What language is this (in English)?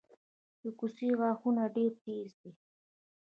Pashto